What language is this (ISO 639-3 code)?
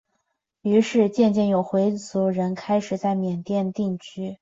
zho